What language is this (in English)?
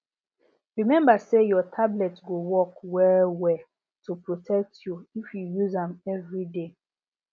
Nigerian Pidgin